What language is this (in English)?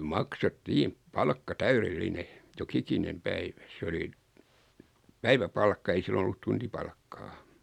Finnish